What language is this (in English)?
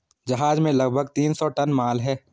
Hindi